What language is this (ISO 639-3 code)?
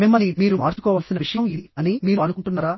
tel